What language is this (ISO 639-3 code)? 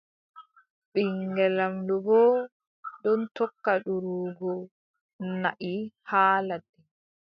fub